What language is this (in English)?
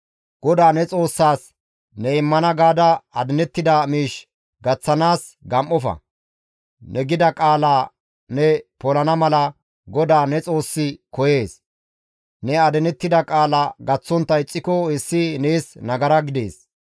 Gamo